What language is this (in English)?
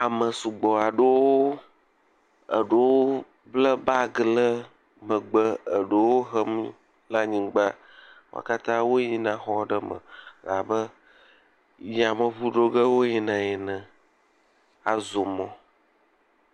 Ewe